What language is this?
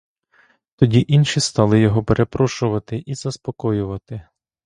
Ukrainian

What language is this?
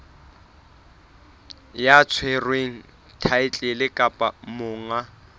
Southern Sotho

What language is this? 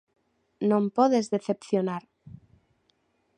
Galician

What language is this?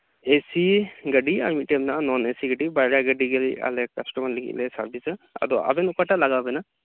Santali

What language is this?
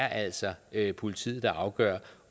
Danish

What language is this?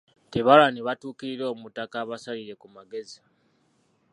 Ganda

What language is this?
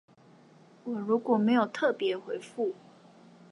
Chinese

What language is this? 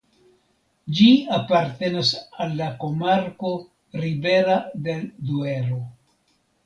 Esperanto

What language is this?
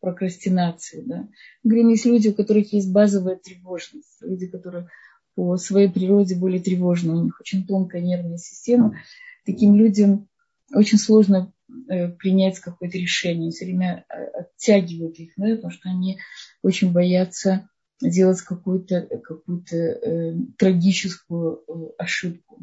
Russian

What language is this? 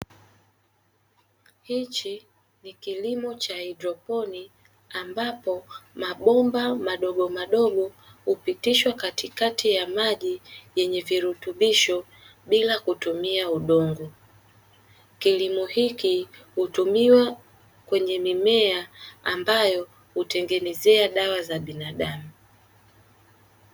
Swahili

